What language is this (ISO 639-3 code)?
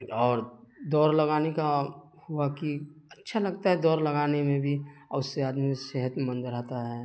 urd